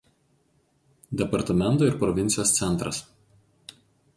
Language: Lithuanian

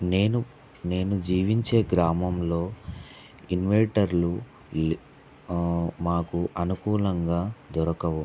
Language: Telugu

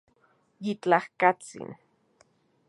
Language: Central Puebla Nahuatl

